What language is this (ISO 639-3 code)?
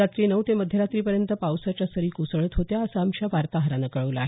mar